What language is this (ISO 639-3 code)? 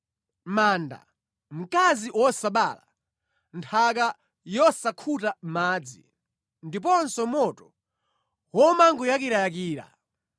nya